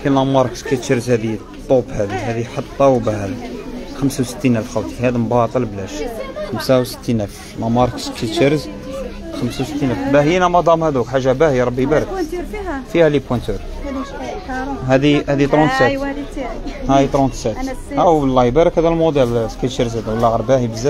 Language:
Arabic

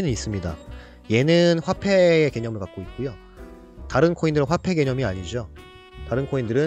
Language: Korean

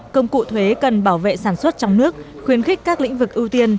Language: Vietnamese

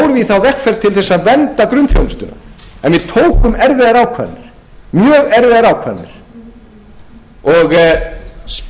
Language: Icelandic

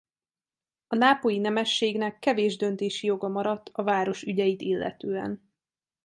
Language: Hungarian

